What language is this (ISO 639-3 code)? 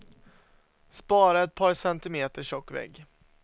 swe